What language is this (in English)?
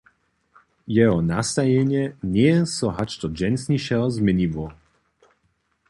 Upper Sorbian